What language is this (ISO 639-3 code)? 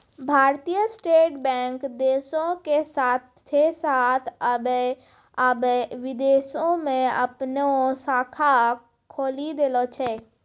mai